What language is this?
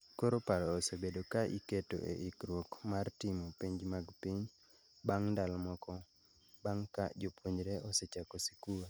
Luo (Kenya and Tanzania)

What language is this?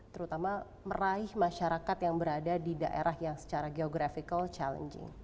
Indonesian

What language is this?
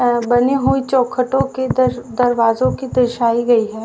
Hindi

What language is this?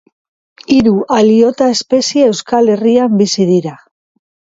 Basque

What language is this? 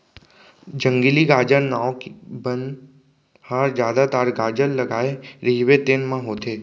Chhattisgarhi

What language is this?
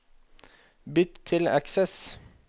Norwegian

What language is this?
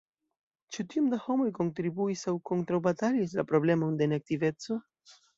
Esperanto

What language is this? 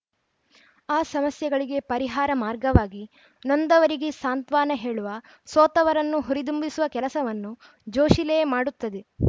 Kannada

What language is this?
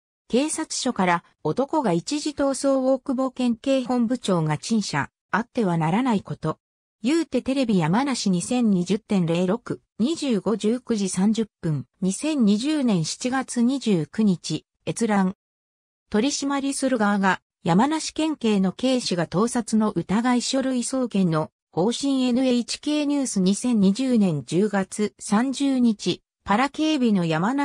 Japanese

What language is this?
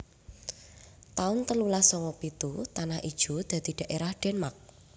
Javanese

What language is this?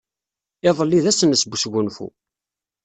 Kabyle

